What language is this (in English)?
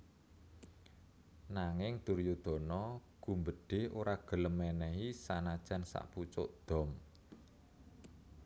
Javanese